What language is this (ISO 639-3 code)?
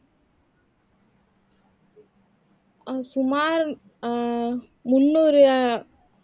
tam